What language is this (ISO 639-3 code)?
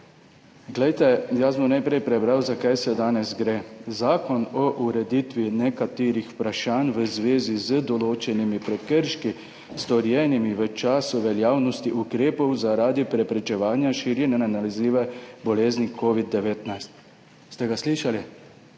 slv